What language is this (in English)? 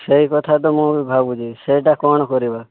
Odia